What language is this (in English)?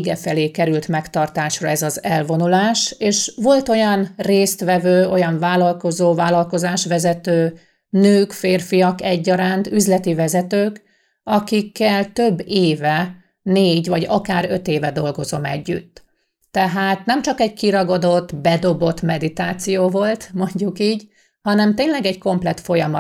Hungarian